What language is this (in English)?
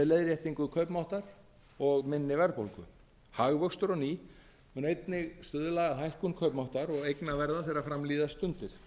Icelandic